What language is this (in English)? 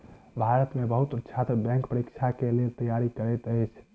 Maithili